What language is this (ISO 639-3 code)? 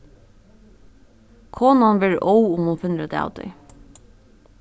fao